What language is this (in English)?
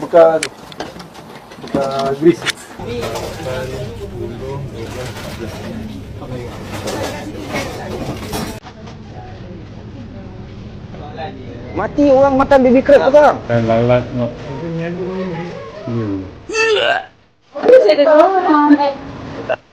Malay